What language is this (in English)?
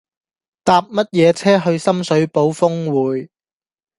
Cantonese